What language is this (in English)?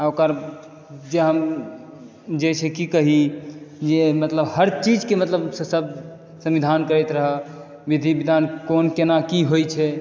Maithili